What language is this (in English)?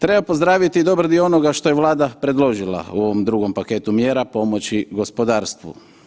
Croatian